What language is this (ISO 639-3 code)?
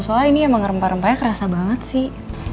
ind